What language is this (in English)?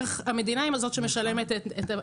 Hebrew